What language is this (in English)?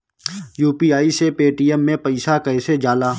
Bhojpuri